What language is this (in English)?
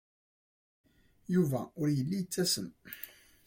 Kabyle